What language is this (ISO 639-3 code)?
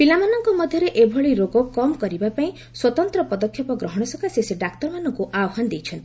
ori